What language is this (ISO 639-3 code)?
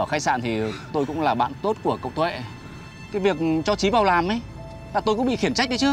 vie